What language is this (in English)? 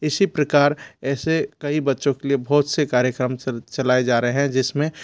Hindi